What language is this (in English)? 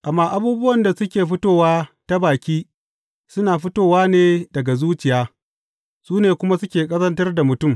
Hausa